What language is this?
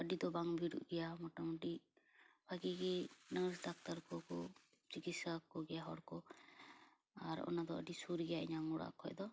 Santali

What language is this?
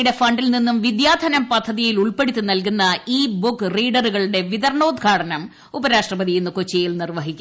Malayalam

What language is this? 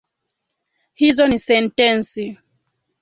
Swahili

